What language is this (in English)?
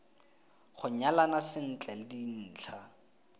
Tswana